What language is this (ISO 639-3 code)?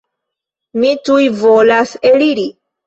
epo